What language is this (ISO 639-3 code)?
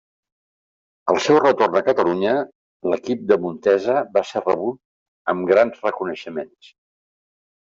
cat